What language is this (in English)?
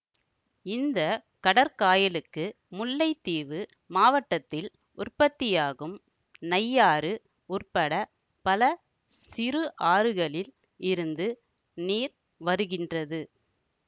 Tamil